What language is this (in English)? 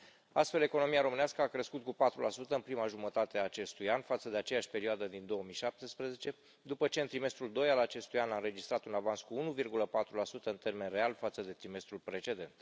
Romanian